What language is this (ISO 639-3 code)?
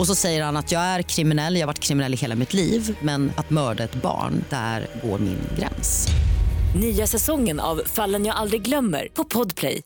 swe